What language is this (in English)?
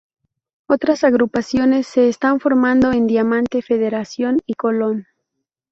Spanish